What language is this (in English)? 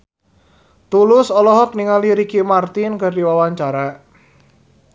Sundanese